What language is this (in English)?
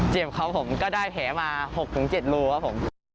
Thai